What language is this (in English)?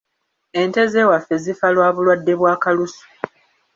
Ganda